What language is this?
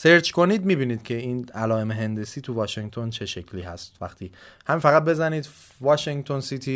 Persian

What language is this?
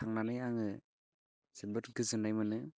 Bodo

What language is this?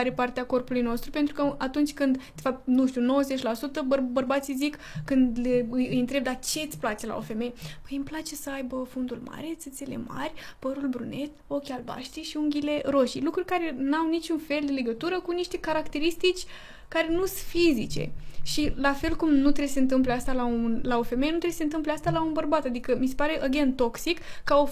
Romanian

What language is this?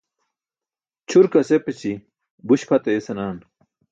Burushaski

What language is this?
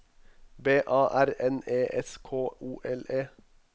Norwegian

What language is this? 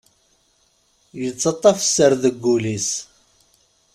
Kabyle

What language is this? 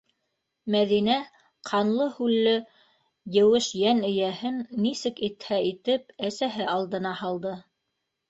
Bashkir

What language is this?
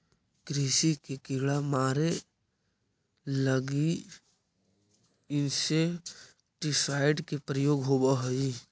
Magahi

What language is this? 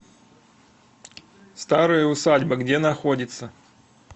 Russian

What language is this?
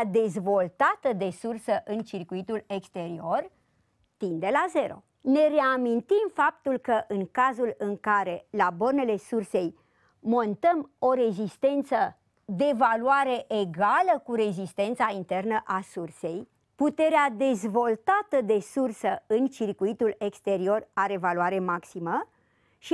Romanian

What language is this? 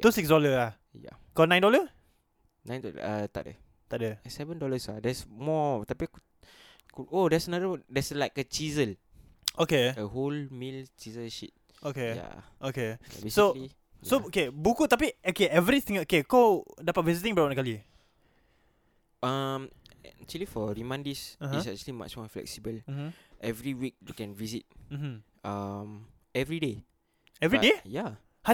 Malay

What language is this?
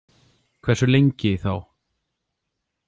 Icelandic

